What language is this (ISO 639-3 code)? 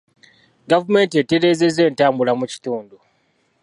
lug